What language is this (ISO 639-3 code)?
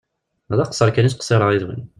kab